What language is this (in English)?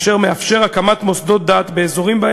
Hebrew